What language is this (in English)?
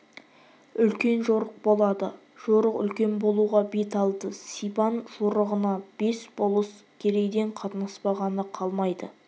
Kazakh